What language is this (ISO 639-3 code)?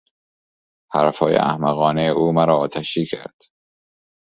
fas